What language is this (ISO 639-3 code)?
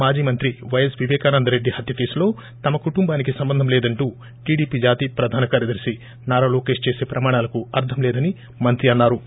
tel